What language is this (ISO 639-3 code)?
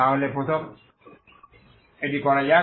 ben